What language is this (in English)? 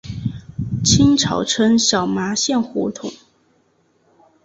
Chinese